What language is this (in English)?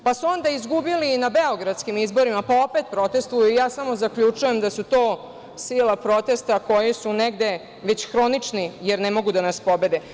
Serbian